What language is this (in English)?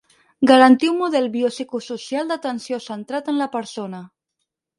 Catalan